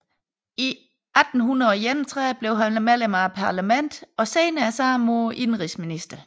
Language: Danish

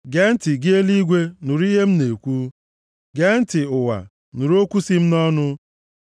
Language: Igbo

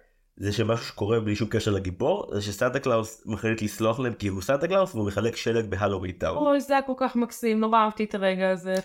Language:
Hebrew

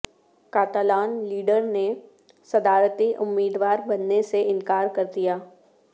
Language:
Urdu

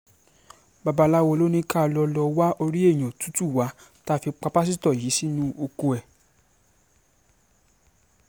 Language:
Yoruba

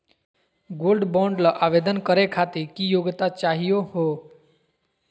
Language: Magahi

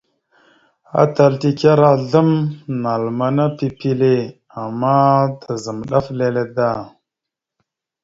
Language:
Mada (Cameroon)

